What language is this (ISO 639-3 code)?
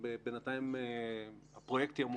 heb